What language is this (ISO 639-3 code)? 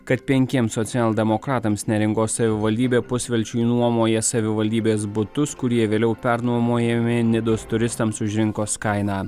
lit